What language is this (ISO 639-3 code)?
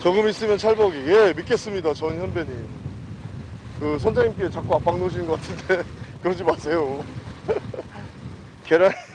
kor